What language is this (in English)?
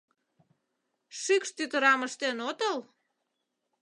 Mari